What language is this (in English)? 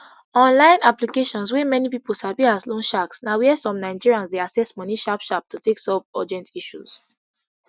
Nigerian Pidgin